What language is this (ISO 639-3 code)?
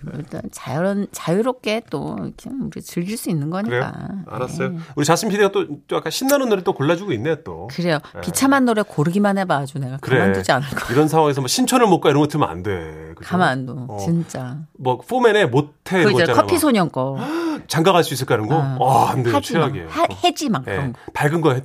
kor